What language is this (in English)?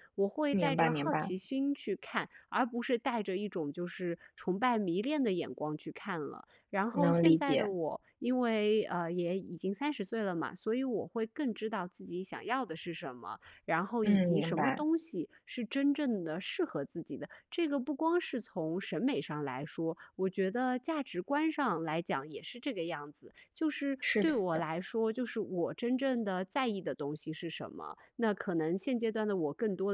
Chinese